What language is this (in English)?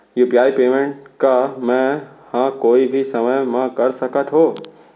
Chhattisgarhi